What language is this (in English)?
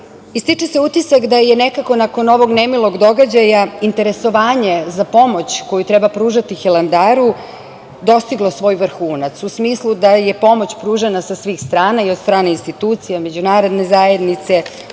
Serbian